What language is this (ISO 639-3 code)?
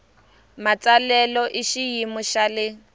tso